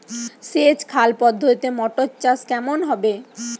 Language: Bangla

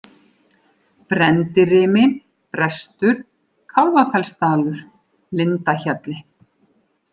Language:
Icelandic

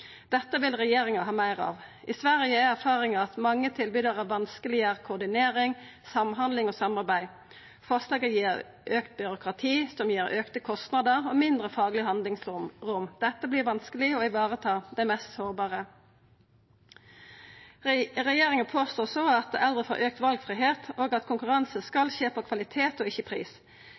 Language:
Norwegian Nynorsk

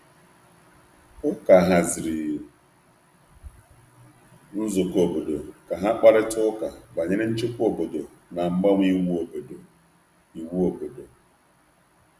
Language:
Igbo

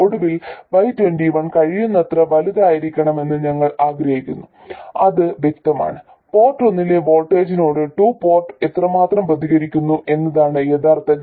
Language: Malayalam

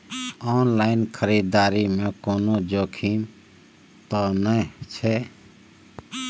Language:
Maithili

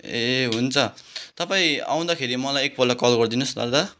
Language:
Nepali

